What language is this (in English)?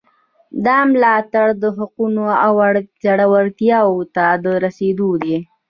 Pashto